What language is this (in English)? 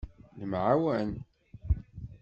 Kabyle